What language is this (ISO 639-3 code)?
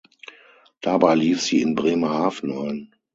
deu